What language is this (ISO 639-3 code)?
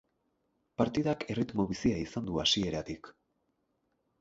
eus